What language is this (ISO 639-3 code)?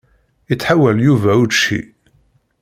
kab